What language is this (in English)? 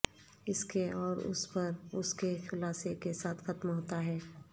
Urdu